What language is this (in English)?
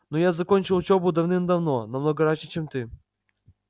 Russian